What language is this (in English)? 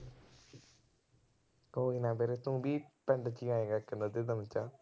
Punjabi